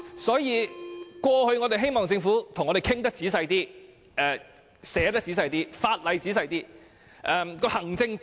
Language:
Cantonese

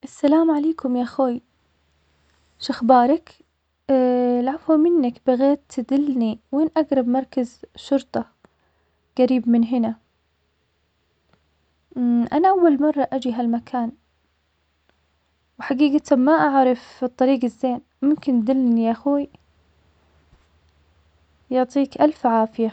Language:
Omani Arabic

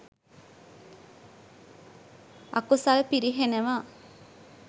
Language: Sinhala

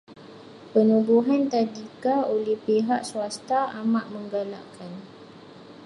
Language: Malay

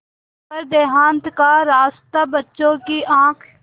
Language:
Hindi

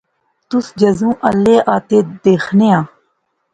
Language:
Pahari-Potwari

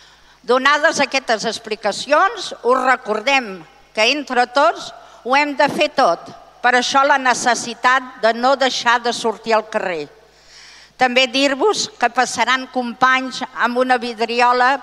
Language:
Spanish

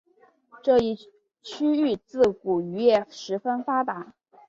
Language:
Chinese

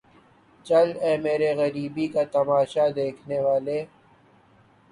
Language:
Urdu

